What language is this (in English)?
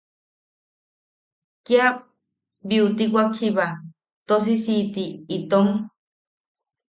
Yaqui